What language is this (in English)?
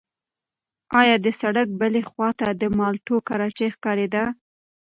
Pashto